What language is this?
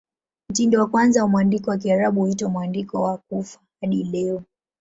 Swahili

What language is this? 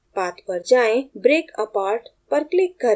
Hindi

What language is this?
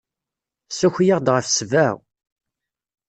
Kabyle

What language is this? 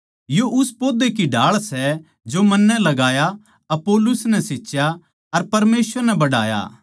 Haryanvi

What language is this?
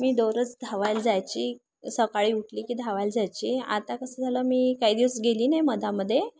Marathi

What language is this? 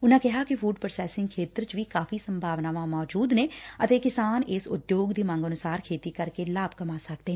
Punjabi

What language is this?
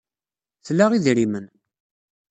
Kabyle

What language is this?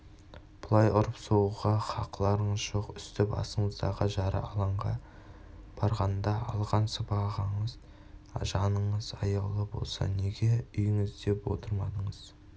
Kazakh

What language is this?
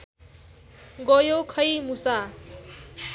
Nepali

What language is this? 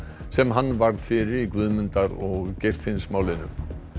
Icelandic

